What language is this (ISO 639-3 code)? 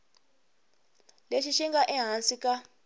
tso